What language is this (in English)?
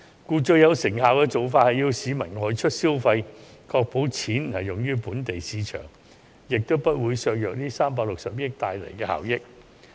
Cantonese